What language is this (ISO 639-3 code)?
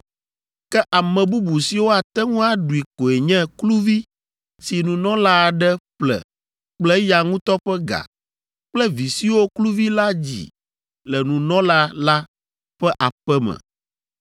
ewe